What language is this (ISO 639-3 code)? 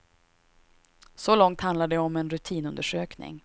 swe